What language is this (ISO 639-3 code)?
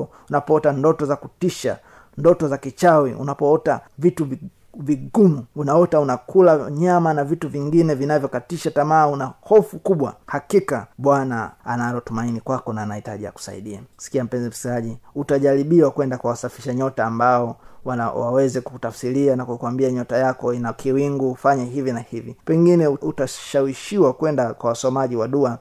swa